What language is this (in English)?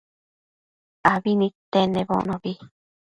Matsés